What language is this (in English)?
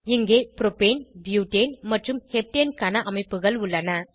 Tamil